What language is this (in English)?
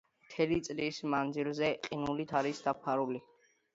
Georgian